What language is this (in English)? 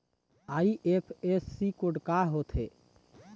Chhattisgarhi